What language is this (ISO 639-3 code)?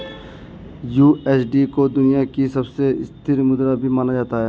hin